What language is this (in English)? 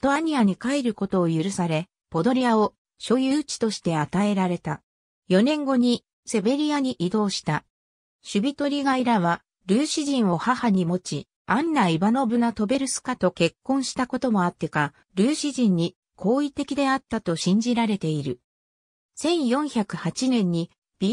Japanese